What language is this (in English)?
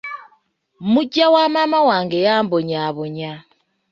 Ganda